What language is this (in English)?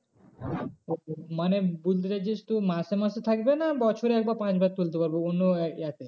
Bangla